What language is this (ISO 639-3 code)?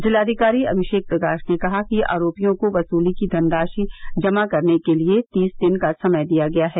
hin